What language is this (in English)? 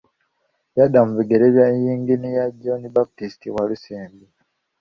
Ganda